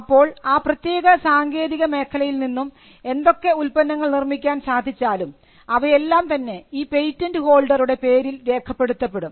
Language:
Malayalam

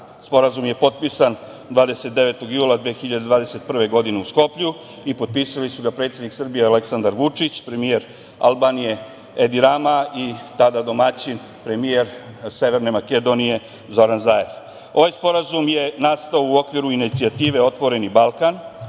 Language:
Serbian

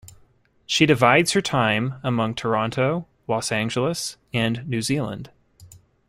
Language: English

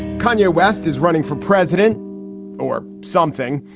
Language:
English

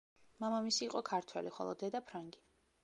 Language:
Georgian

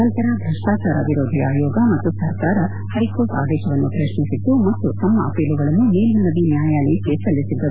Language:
Kannada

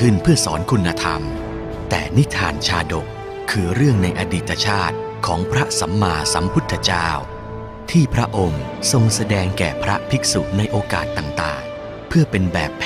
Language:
Thai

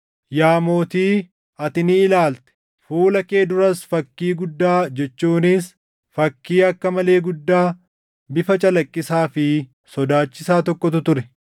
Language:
Oromo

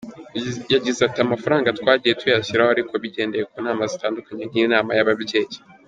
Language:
Kinyarwanda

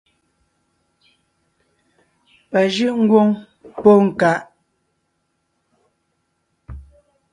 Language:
Ngiemboon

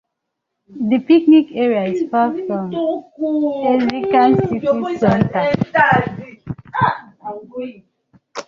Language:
English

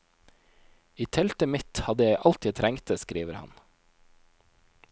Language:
Norwegian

